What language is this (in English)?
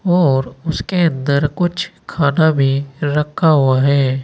Hindi